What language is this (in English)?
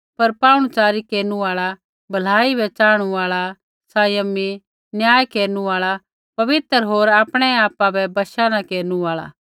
Kullu Pahari